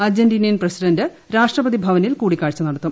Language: Malayalam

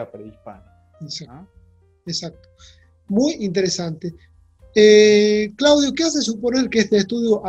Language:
Spanish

